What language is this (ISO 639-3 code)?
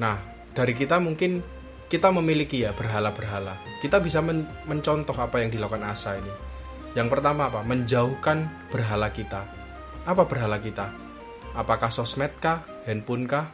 ind